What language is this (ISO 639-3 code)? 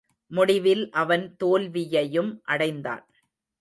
tam